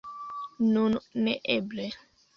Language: Esperanto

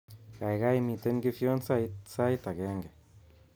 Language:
Kalenjin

